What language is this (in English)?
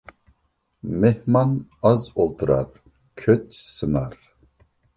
Uyghur